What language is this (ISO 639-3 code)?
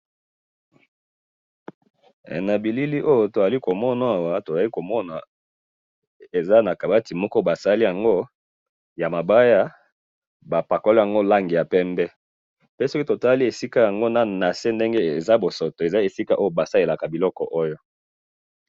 lin